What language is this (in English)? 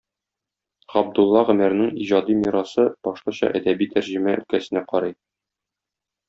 Tatar